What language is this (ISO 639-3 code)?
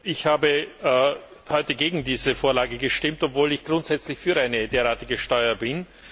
deu